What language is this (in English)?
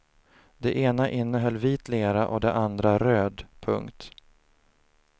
Swedish